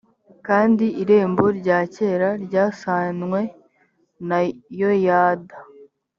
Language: Kinyarwanda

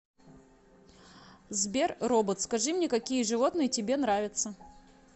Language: Russian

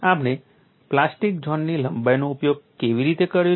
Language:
Gujarati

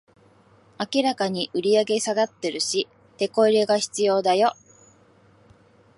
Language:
Japanese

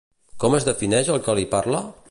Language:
Catalan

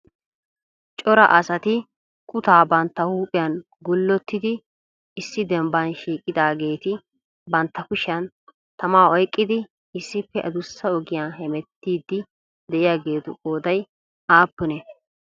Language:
Wolaytta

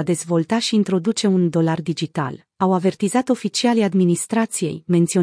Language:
Romanian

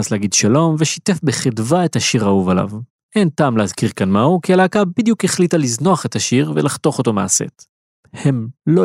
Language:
Hebrew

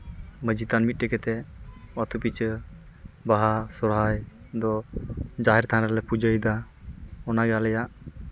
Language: Santali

